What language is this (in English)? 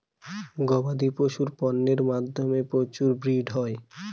Bangla